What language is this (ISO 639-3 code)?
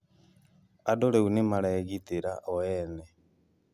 kik